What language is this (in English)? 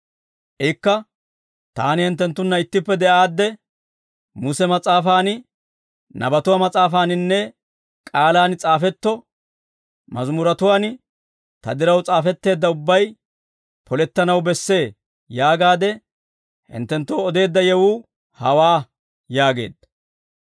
Dawro